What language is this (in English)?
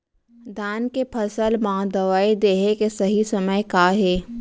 Chhattisgarhi